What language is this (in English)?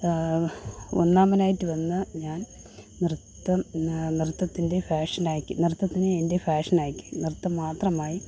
Malayalam